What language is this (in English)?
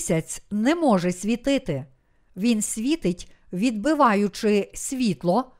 Ukrainian